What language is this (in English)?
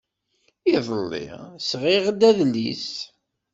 Kabyle